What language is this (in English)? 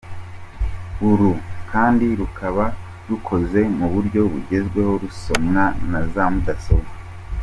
Kinyarwanda